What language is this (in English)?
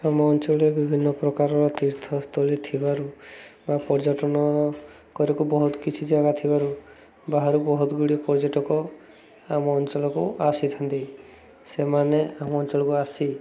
Odia